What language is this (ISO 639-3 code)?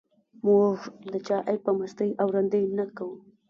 pus